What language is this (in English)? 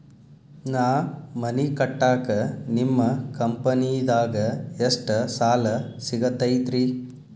Kannada